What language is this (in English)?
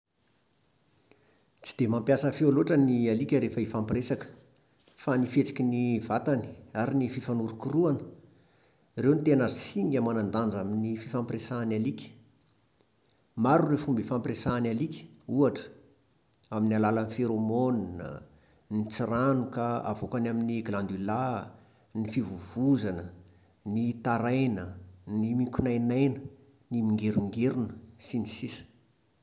Malagasy